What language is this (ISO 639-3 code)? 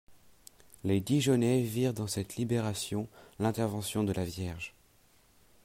fra